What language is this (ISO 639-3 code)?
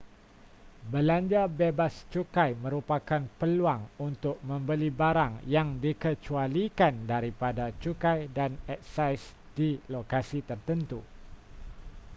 msa